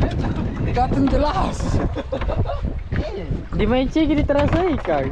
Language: Indonesian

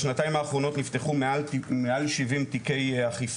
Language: Hebrew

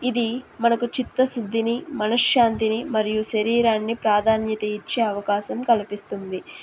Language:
Telugu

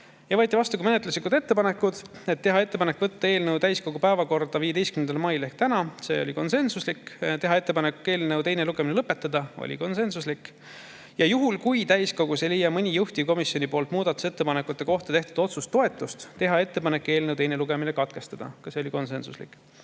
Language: Estonian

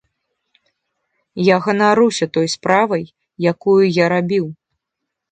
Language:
Belarusian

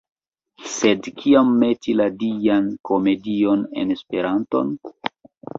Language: Esperanto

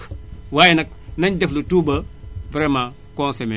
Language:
Wolof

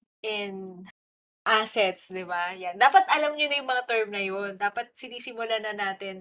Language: Filipino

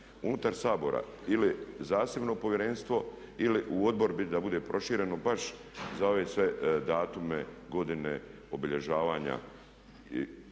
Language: Croatian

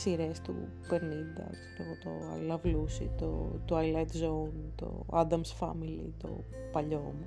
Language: Greek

